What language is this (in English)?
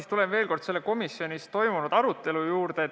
Estonian